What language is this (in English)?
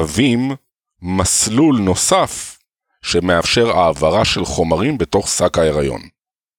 Hebrew